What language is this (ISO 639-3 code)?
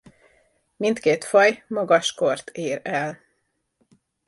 hun